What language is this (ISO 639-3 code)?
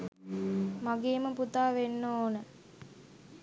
sin